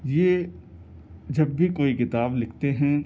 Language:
Urdu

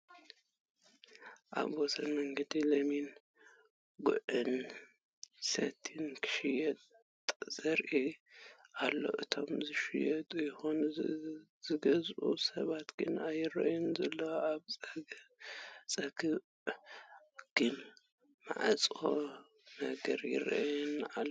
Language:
Tigrinya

